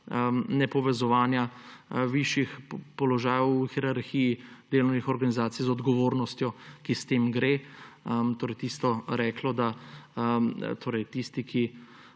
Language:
Slovenian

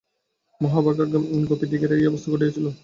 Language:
Bangla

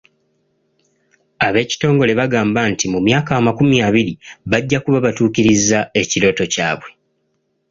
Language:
Ganda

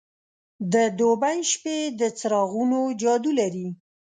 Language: Pashto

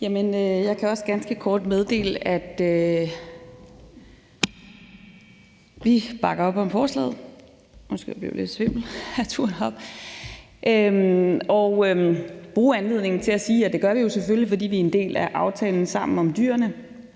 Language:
Danish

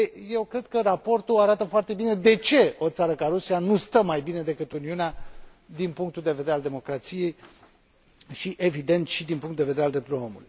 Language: Romanian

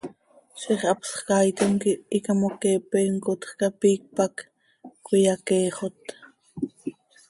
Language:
Seri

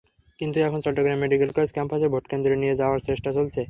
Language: Bangla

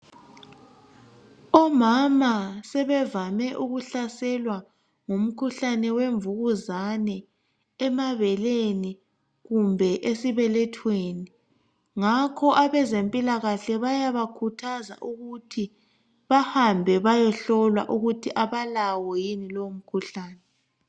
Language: North Ndebele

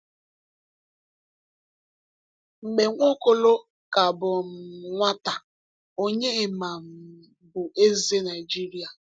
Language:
Igbo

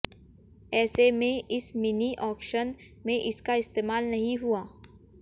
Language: Hindi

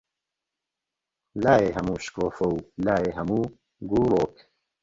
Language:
Central Kurdish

